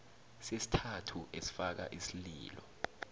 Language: South Ndebele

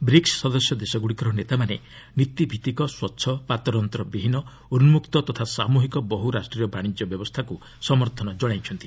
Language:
Odia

